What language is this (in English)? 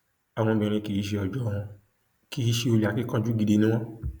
Yoruba